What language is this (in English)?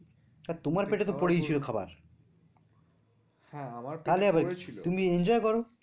Bangla